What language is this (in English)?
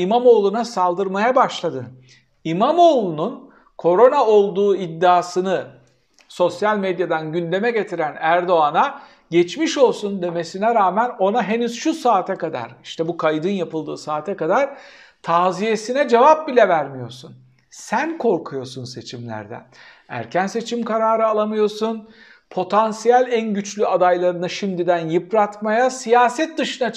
Turkish